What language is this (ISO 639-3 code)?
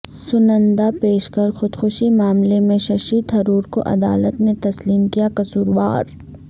urd